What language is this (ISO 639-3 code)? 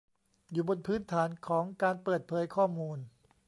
tha